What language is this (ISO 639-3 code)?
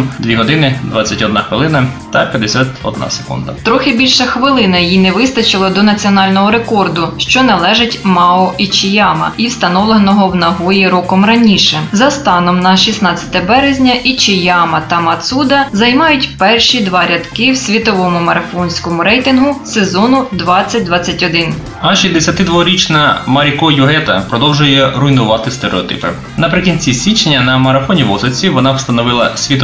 ukr